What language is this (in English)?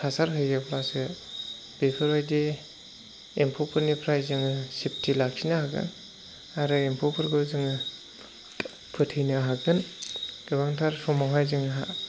Bodo